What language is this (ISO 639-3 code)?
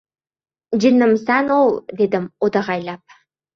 uzb